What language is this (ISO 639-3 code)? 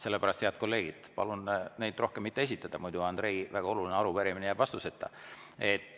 est